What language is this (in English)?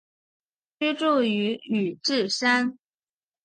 Chinese